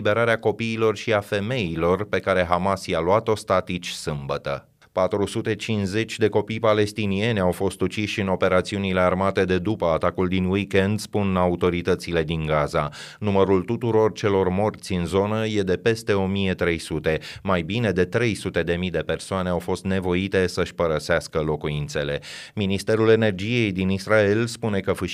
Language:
Romanian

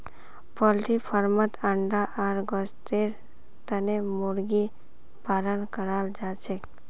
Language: Magahi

